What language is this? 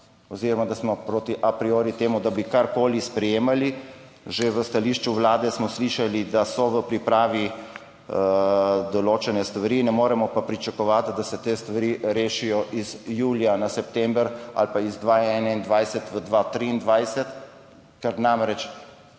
Slovenian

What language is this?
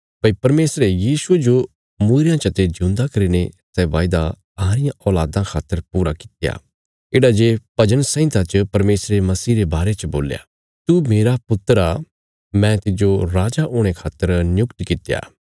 Bilaspuri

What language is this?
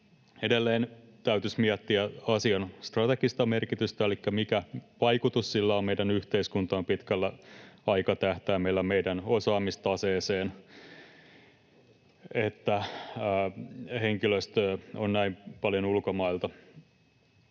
Finnish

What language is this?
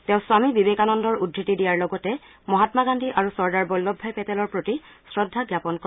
Assamese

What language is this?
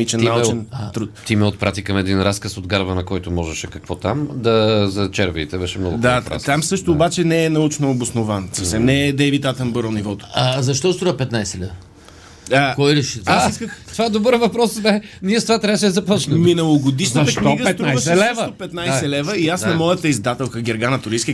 Bulgarian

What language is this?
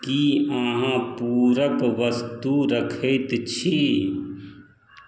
Maithili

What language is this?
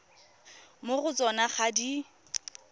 Tswana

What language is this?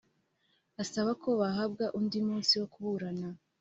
Kinyarwanda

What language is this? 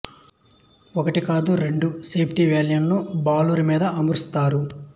Telugu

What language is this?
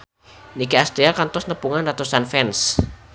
Sundanese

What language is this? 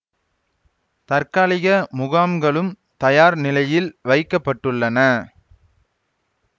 Tamil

